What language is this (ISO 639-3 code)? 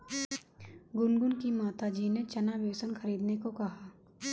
hin